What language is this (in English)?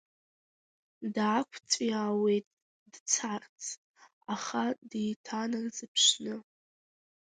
Abkhazian